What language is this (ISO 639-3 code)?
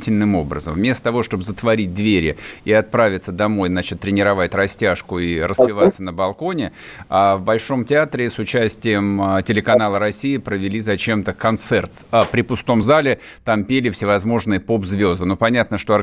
rus